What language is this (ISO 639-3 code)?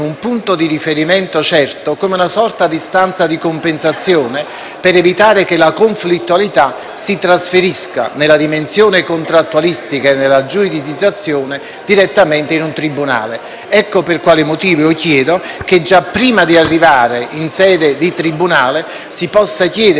ita